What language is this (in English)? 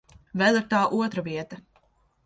Latvian